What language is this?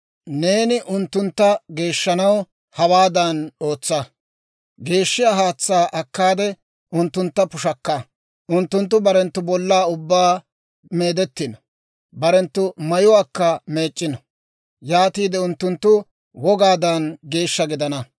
Dawro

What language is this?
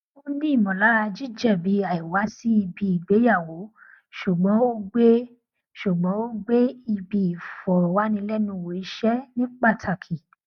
Yoruba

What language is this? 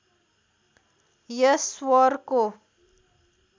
Nepali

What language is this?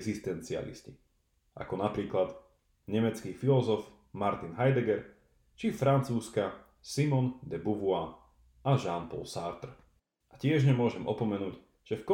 Slovak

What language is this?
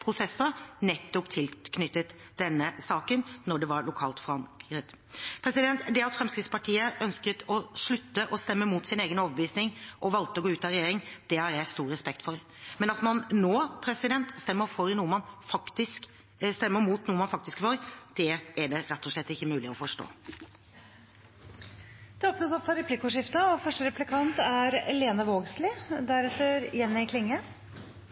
Norwegian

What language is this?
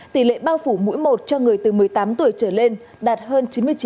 Vietnamese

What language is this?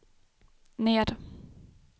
Swedish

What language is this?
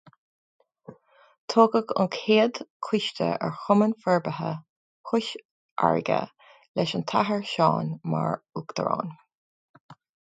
Irish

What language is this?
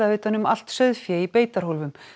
Icelandic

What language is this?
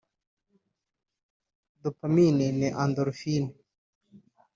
Kinyarwanda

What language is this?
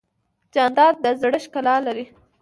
Pashto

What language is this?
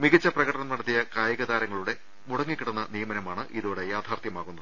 Malayalam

